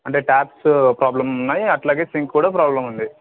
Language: Telugu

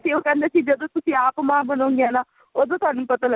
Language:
Punjabi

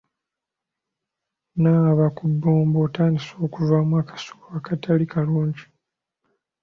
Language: Ganda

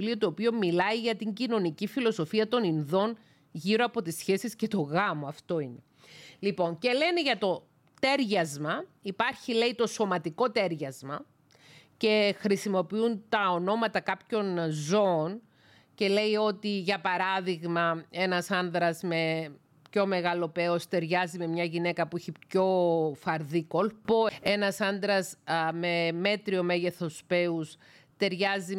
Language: Greek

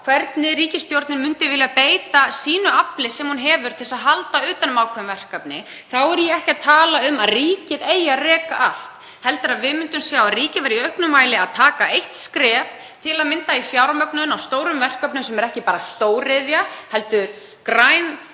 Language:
Icelandic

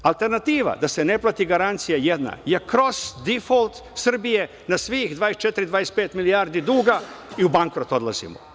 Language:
Serbian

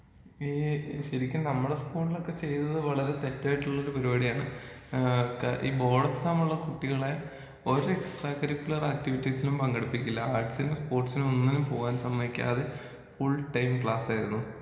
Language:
Malayalam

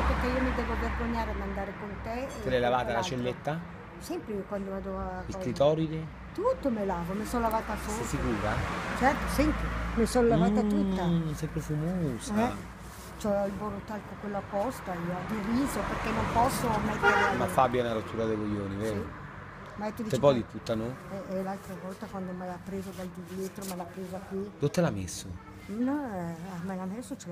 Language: Italian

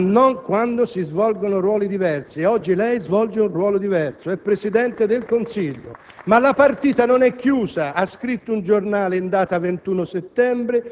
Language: Italian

